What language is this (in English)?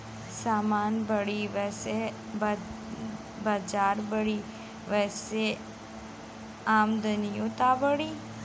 Bhojpuri